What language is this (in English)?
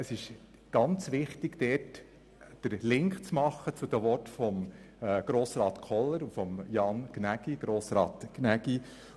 Swiss German